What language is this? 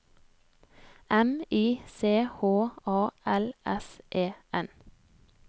Norwegian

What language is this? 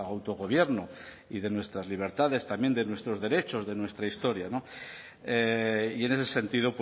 Spanish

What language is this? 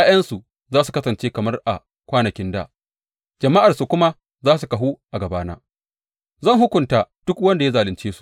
Hausa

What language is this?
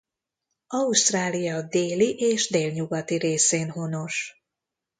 Hungarian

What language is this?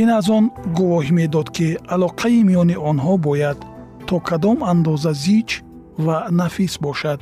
Persian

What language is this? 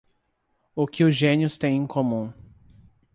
Portuguese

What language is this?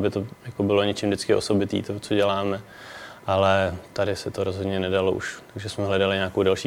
Czech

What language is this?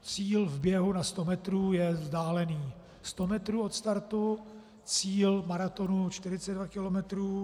Czech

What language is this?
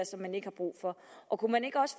Danish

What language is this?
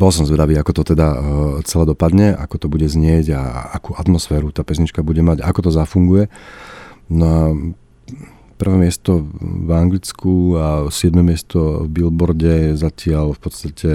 Slovak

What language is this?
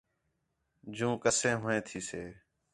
Khetrani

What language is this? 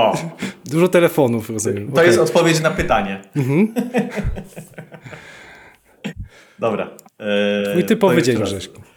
Polish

